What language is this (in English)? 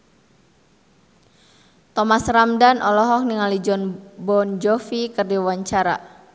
Sundanese